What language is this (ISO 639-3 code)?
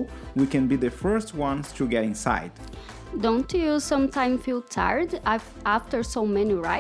por